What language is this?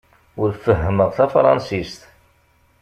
Kabyle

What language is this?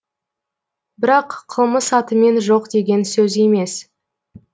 Kazakh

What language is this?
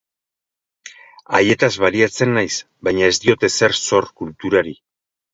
Basque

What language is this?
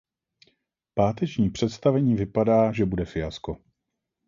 Czech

